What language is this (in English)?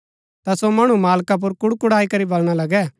Gaddi